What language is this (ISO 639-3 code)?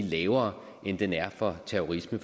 dan